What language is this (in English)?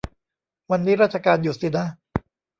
Thai